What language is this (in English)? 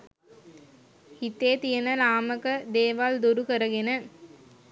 Sinhala